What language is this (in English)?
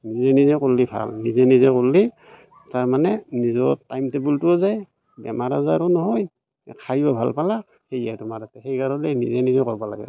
Assamese